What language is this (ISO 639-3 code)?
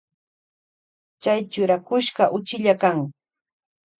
qvj